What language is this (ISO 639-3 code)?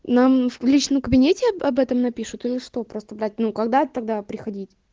rus